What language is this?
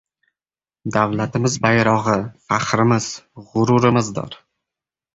Uzbek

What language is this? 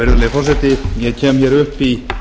Icelandic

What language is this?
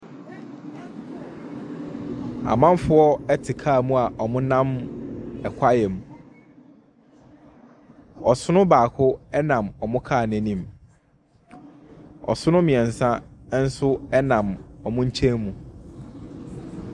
Akan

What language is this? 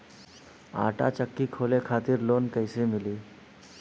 Bhojpuri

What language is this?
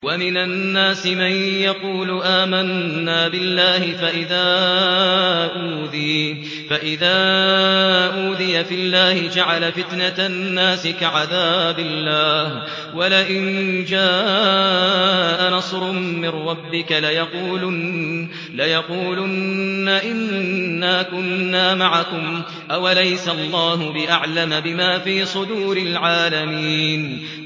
Arabic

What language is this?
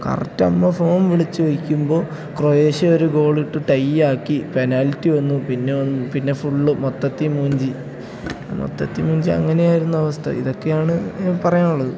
Malayalam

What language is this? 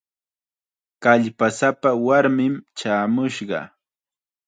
Chiquián Ancash Quechua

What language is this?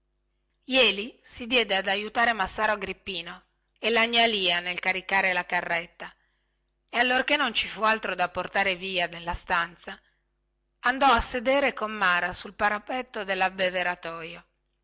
Italian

